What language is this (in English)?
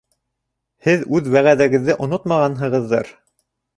Bashkir